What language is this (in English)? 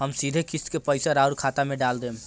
Bhojpuri